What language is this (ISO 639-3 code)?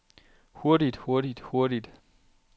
dan